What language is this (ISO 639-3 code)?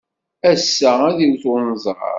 kab